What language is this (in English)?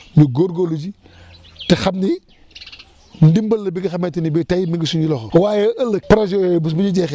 Wolof